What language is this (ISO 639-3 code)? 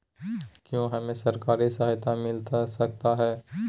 mag